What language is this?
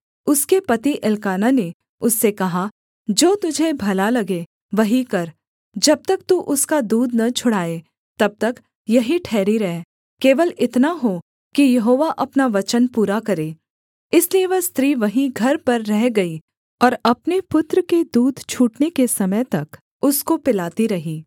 Hindi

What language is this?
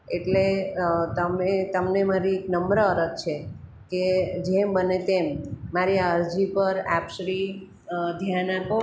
Gujarati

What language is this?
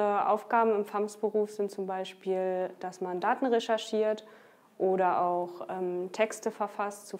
German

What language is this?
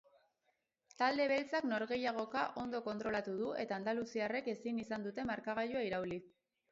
Basque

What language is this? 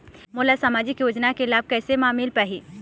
Chhattisgarhi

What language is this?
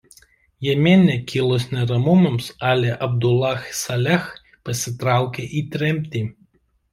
Lithuanian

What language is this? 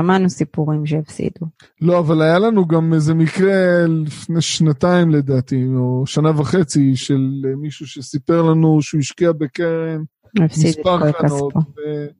Hebrew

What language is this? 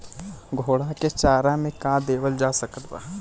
Bhojpuri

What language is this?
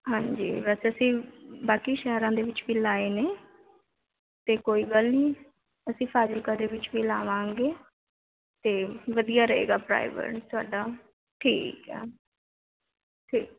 Punjabi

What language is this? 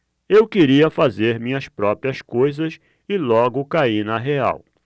Portuguese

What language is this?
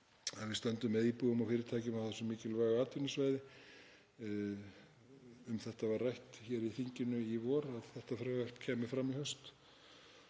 Icelandic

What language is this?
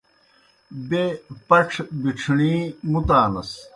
Kohistani Shina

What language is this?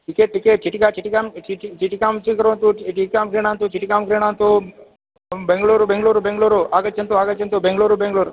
Sanskrit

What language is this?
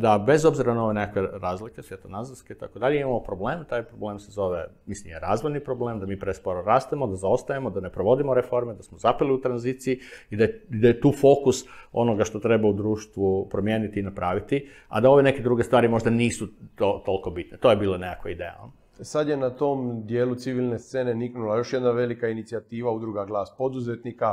Croatian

